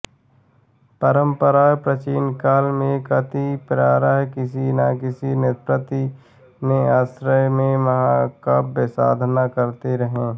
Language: Hindi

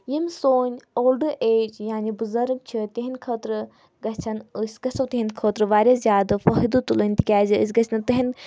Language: Kashmiri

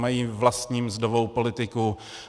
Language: Czech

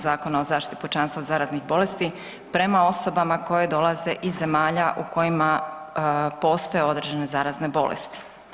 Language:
Croatian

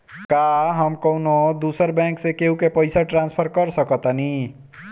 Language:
Bhojpuri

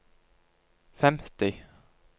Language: Norwegian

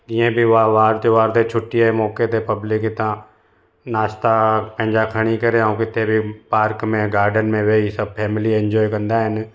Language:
Sindhi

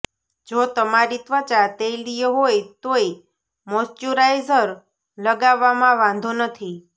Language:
Gujarati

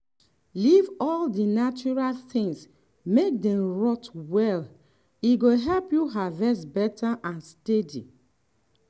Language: Nigerian Pidgin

